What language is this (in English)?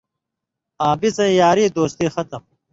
Indus Kohistani